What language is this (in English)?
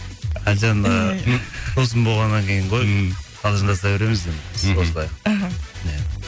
Kazakh